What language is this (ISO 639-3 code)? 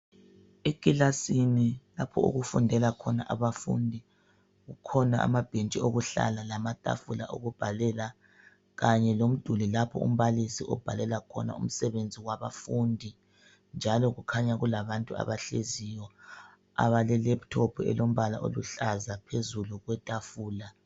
nde